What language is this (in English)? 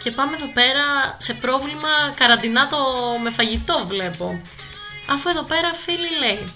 Greek